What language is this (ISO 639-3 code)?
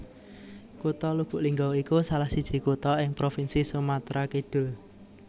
jav